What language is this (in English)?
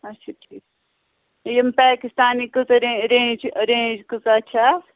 Kashmiri